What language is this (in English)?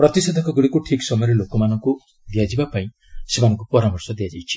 Odia